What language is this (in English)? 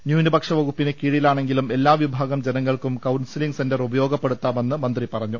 Malayalam